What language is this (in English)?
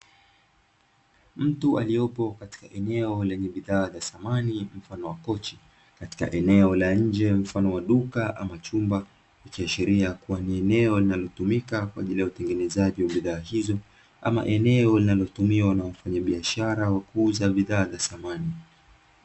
Swahili